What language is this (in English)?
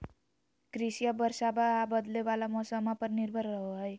Magahi